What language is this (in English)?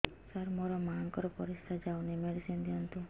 Odia